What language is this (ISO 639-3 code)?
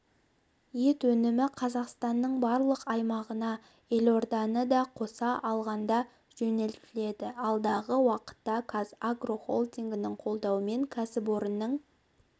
kaz